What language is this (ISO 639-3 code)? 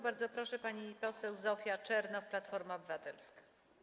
pol